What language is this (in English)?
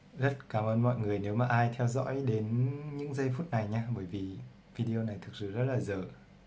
Vietnamese